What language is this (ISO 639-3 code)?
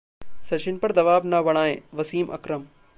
hin